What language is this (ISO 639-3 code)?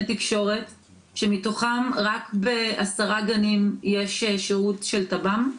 heb